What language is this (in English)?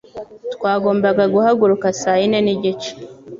Kinyarwanda